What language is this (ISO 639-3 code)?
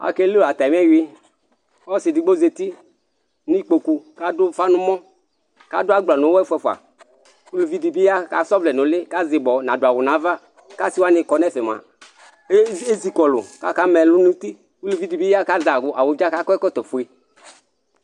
kpo